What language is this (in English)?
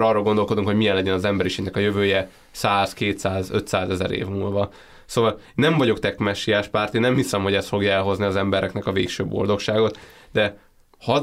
Hungarian